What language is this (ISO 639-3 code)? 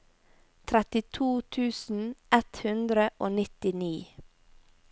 nor